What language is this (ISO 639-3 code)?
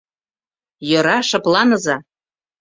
chm